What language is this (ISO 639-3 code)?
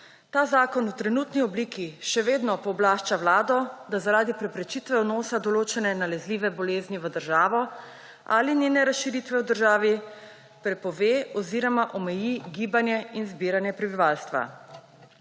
slv